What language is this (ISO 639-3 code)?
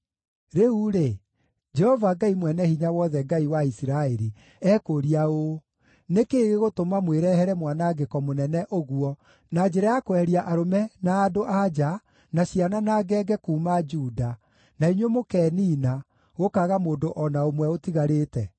kik